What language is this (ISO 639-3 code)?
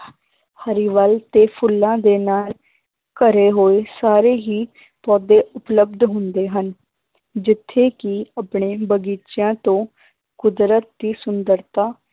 pan